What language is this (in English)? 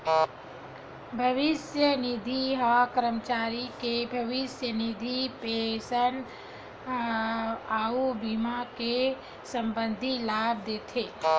Chhattisgarhi